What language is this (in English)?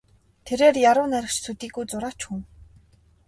Mongolian